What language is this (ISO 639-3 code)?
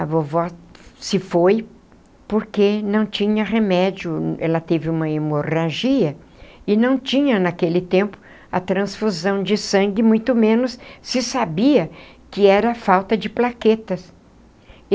por